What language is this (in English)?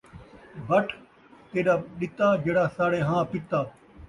Saraiki